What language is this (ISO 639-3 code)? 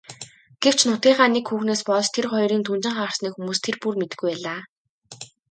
mon